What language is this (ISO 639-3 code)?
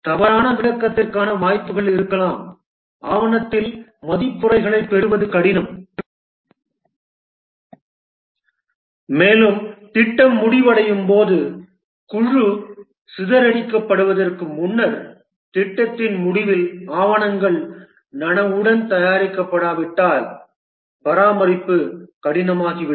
tam